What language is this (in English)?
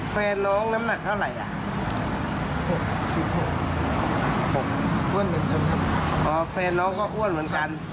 Thai